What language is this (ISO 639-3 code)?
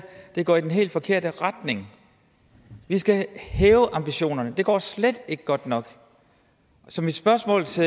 dan